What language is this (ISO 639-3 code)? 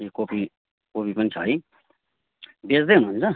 nep